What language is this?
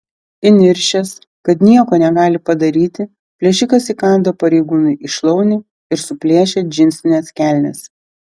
Lithuanian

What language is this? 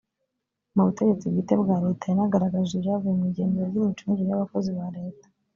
Kinyarwanda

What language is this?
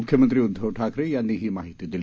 Marathi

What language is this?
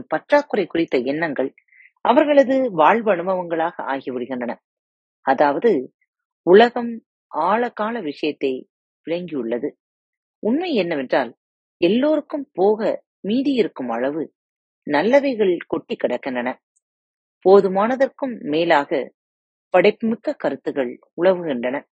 Tamil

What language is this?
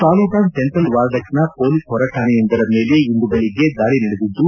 Kannada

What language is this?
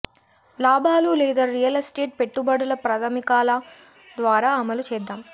Telugu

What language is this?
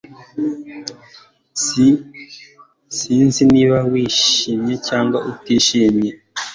Kinyarwanda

